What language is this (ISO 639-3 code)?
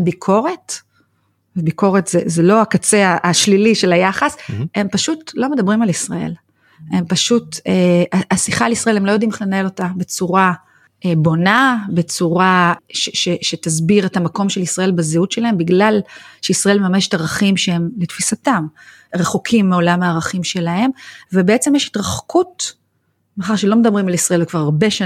heb